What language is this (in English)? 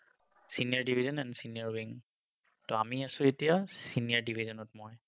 Assamese